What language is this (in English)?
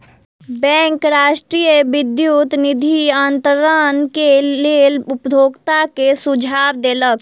Maithili